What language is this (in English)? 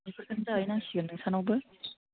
Bodo